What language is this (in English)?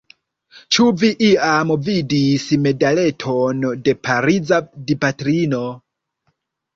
Esperanto